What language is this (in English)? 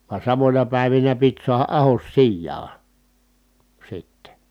Finnish